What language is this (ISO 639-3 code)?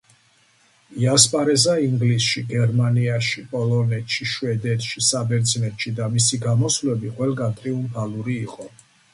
kat